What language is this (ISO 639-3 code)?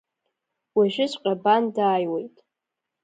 abk